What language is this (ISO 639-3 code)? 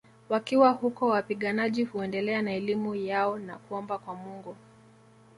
swa